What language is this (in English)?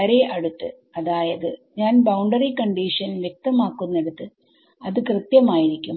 Malayalam